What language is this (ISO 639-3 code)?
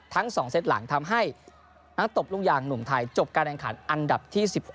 tha